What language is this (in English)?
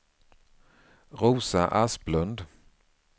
Swedish